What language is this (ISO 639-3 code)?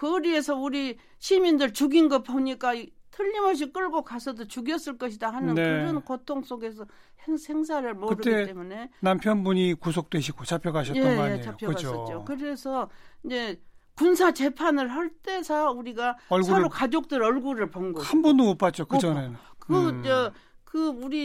kor